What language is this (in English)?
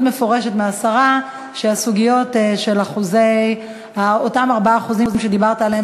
Hebrew